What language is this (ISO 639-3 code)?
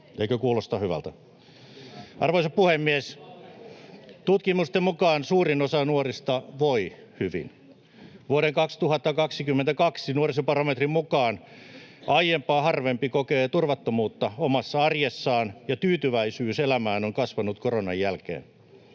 fin